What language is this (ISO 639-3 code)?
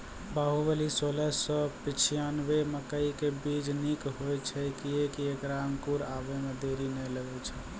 mai